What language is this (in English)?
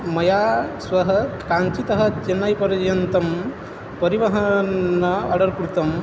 Sanskrit